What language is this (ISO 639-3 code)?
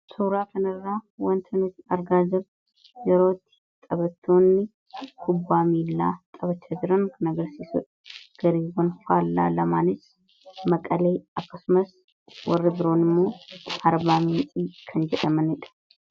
orm